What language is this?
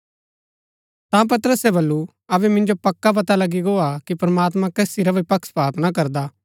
Gaddi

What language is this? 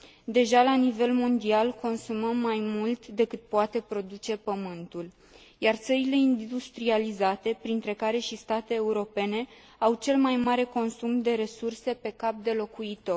Romanian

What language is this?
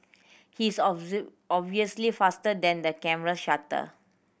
English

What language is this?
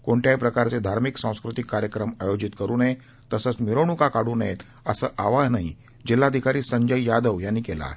Marathi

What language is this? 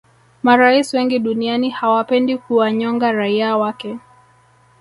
Swahili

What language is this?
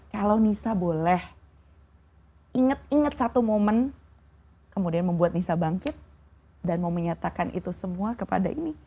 Indonesian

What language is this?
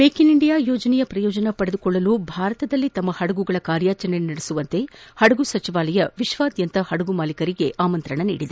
Kannada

